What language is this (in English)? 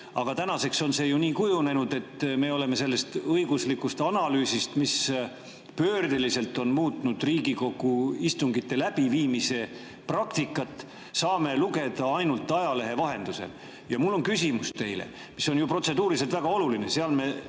Estonian